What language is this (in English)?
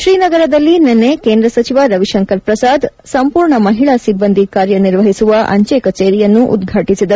Kannada